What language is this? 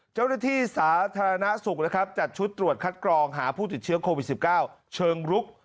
Thai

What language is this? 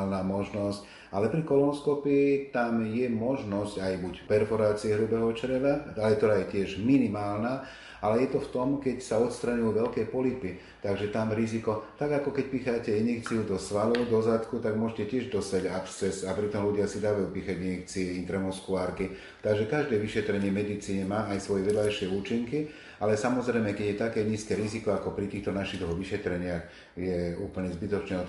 Slovak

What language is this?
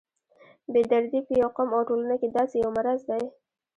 Pashto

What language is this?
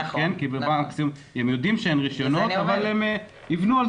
Hebrew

